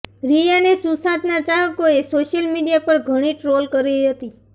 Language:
Gujarati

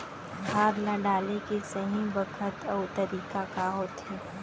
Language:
Chhattisgarhi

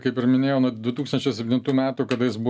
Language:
Lithuanian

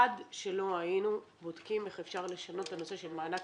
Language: Hebrew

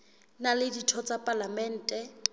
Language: Southern Sotho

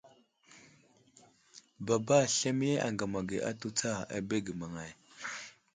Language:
Wuzlam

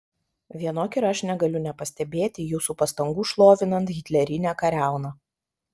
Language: Lithuanian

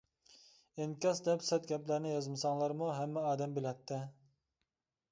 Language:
Uyghur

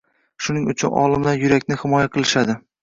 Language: Uzbek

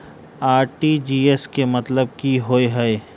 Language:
Maithili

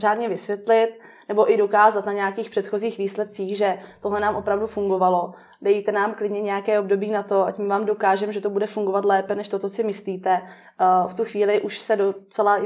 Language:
Czech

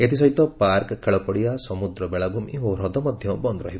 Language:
Odia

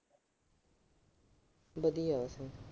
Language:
Punjabi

